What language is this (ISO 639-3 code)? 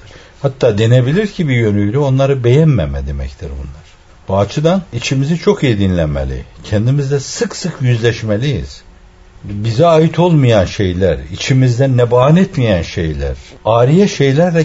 tur